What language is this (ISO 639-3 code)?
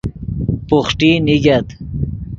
ydg